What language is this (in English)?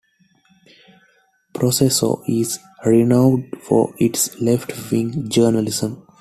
English